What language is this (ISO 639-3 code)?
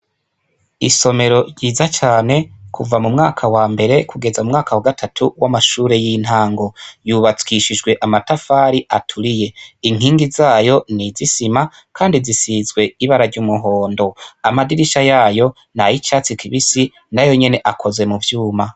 run